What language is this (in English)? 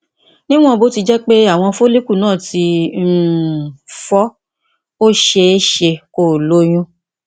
Yoruba